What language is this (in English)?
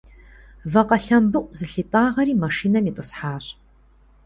Kabardian